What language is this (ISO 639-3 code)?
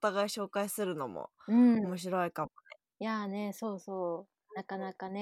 jpn